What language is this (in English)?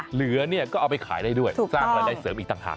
Thai